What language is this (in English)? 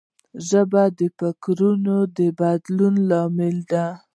Pashto